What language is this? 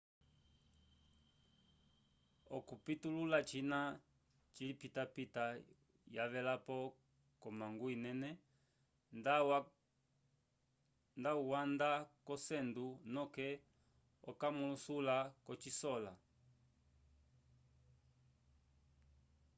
Umbundu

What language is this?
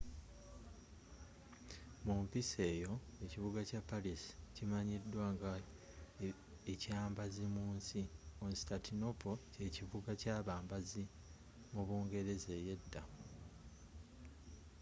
Ganda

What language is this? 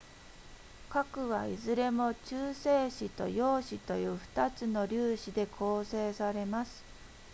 Japanese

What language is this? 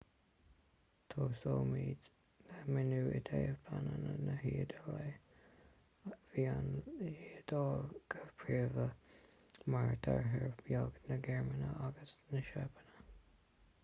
Irish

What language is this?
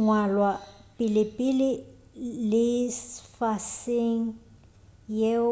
Northern Sotho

